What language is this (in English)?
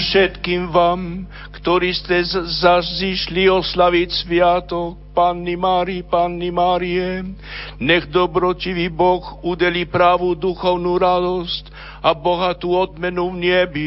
Slovak